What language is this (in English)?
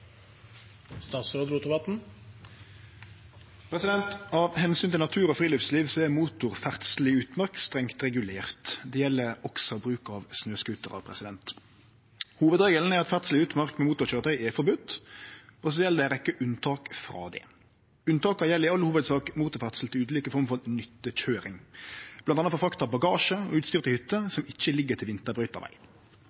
Norwegian Nynorsk